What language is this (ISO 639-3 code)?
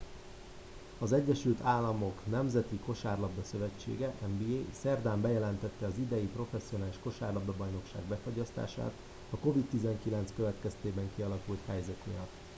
hun